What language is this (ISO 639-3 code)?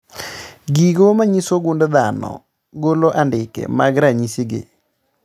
luo